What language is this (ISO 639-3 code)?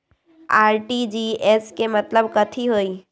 mag